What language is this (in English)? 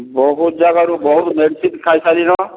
Odia